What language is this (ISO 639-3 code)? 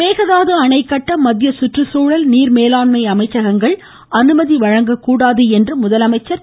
tam